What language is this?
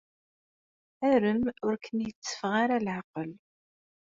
Kabyle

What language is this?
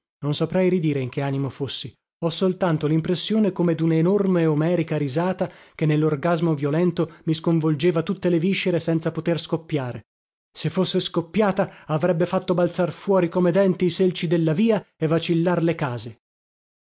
Italian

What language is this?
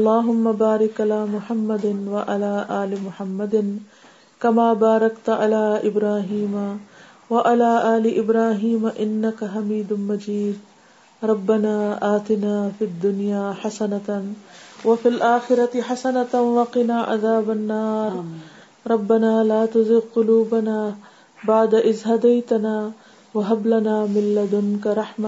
Urdu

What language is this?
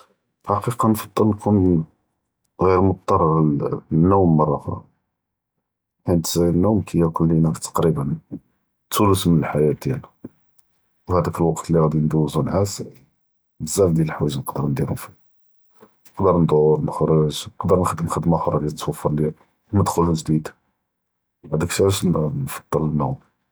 Judeo-Arabic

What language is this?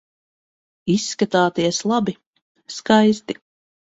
Latvian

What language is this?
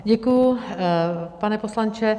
Czech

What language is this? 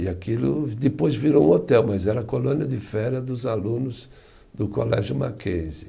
Portuguese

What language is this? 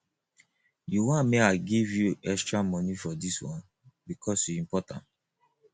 Nigerian Pidgin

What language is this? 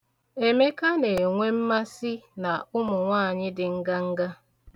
Igbo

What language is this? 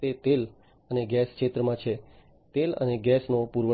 Gujarati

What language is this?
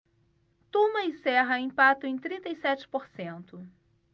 Portuguese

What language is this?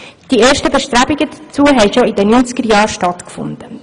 Swiss German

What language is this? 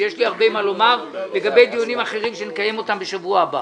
Hebrew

